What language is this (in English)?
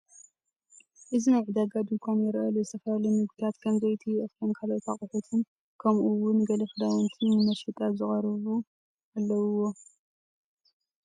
Tigrinya